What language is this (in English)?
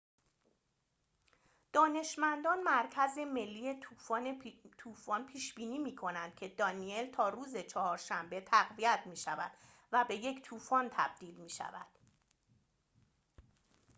Persian